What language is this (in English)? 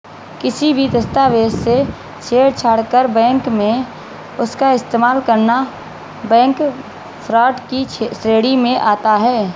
Hindi